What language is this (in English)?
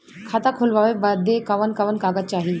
Bhojpuri